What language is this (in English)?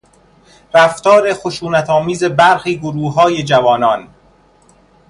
Persian